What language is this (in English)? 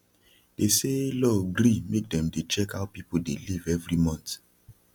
Nigerian Pidgin